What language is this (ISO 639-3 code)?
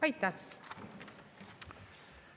est